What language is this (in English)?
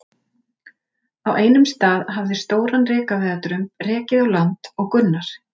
Icelandic